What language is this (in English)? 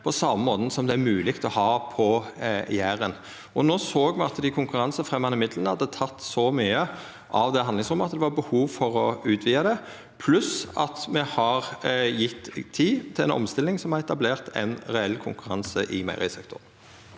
Norwegian